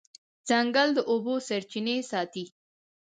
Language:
Pashto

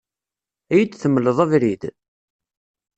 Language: Kabyle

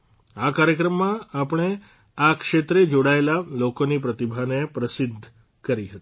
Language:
Gujarati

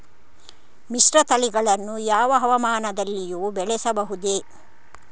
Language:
Kannada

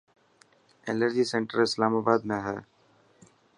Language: Dhatki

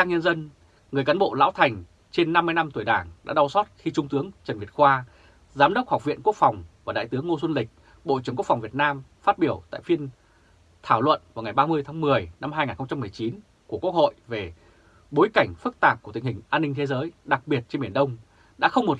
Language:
Vietnamese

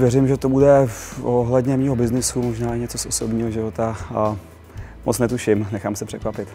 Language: Czech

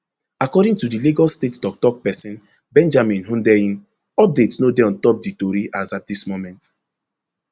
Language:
Nigerian Pidgin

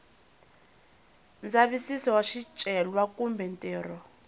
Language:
Tsonga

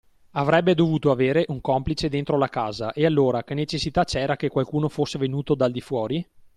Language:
Italian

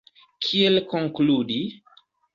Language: Esperanto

